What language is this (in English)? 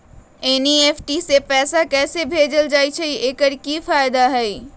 Magahi